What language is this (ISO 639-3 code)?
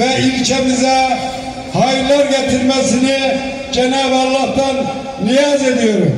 tur